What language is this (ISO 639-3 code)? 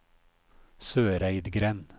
nor